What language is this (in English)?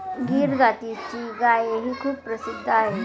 Marathi